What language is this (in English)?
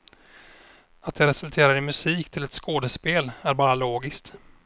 Swedish